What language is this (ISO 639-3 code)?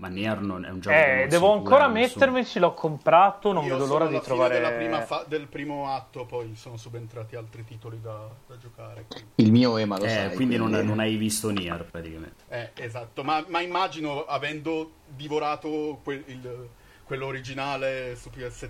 ita